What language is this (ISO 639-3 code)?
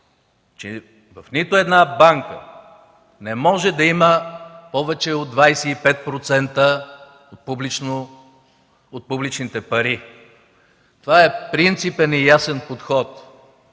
bul